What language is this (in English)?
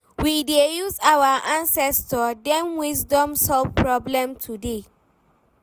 Nigerian Pidgin